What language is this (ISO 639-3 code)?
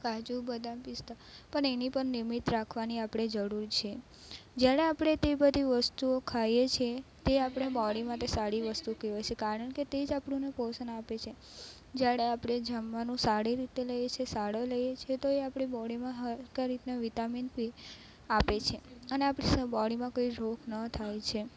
guj